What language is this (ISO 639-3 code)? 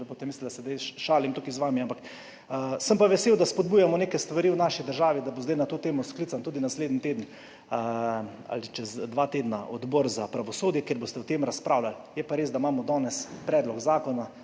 slv